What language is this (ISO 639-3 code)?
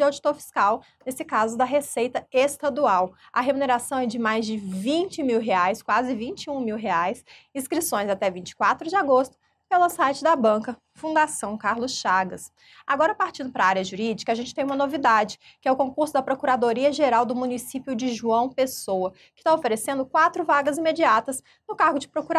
por